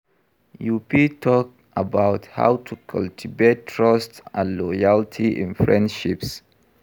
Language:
Nigerian Pidgin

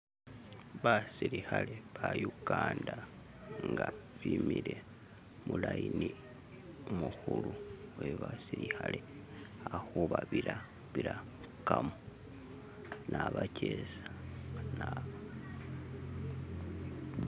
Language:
Masaaba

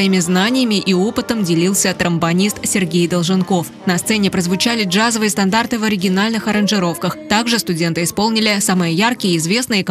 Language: Russian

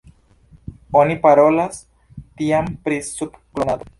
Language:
Esperanto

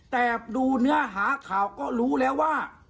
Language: Thai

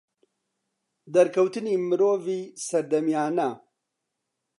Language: Central Kurdish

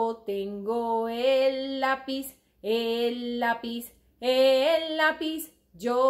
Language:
Spanish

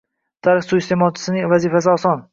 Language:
Uzbek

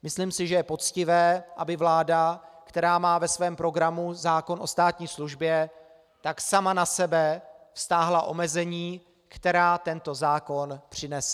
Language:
Czech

